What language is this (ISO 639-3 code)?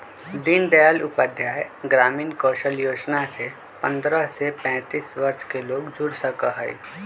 mag